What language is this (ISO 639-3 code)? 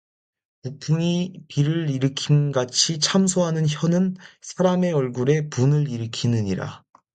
kor